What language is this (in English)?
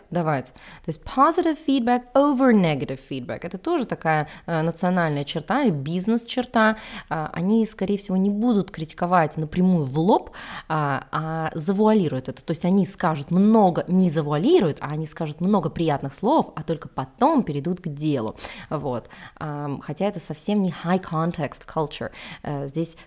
Russian